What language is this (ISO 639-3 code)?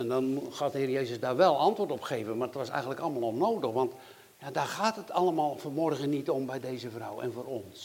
nld